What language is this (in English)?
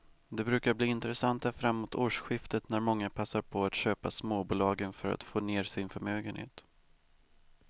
Swedish